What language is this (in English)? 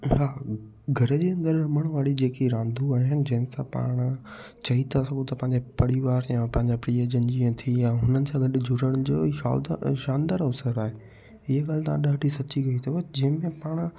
Sindhi